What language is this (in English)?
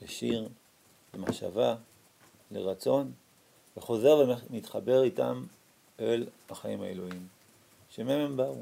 Hebrew